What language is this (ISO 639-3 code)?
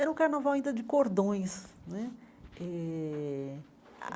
por